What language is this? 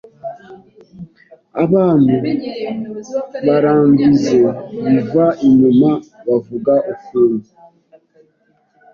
Kinyarwanda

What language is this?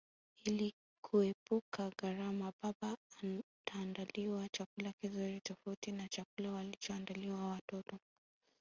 Swahili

